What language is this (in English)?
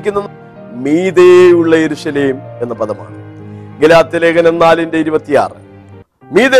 Malayalam